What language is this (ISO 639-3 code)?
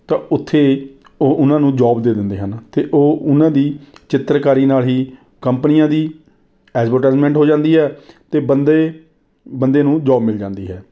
pan